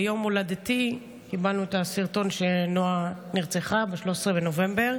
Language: Hebrew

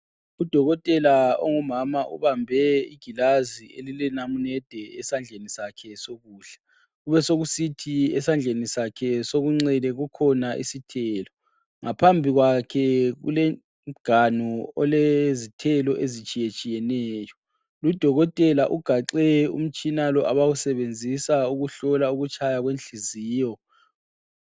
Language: North Ndebele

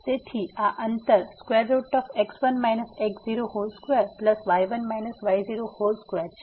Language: Gujarati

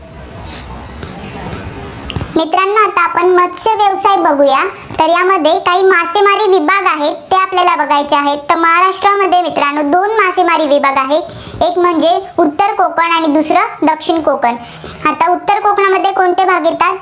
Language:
Marathi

